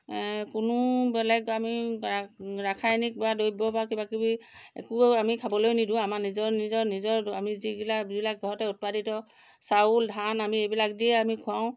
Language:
Assamese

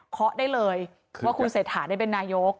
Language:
Thai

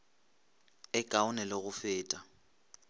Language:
Northern Sotho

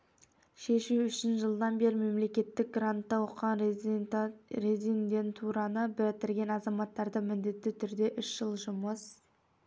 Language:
Kazakh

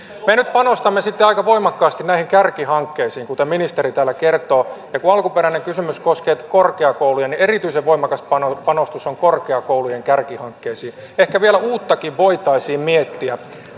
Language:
Finnish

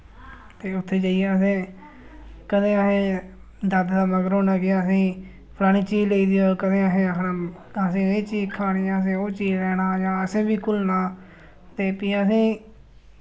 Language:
Dogri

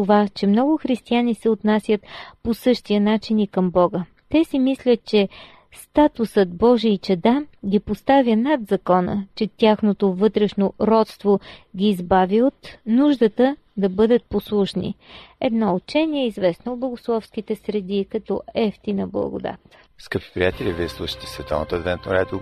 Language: Bulgarian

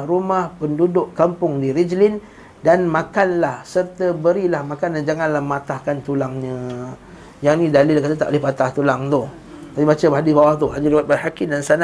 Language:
Malay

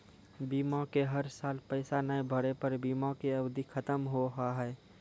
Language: Maithili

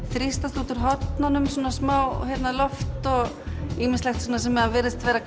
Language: Icelandic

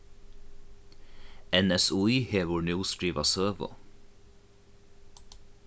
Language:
Faroese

